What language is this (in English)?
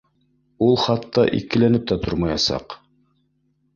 Bashkir